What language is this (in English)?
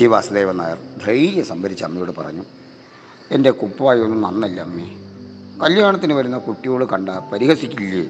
Malayalam